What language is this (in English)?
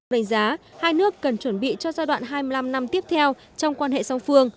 Vietnamese